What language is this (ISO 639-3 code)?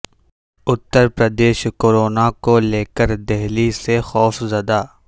urd